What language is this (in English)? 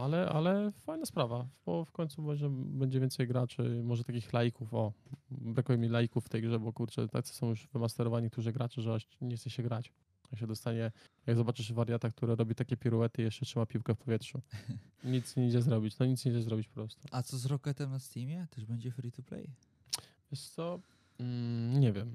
Polish